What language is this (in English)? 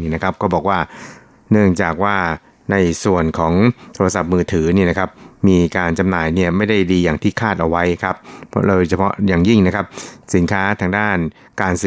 Thai